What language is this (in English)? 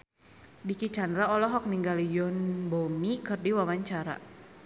Sundanese